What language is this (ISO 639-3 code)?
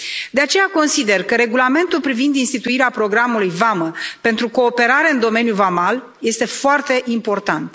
ron